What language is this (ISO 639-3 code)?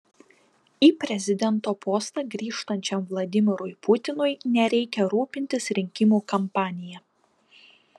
lit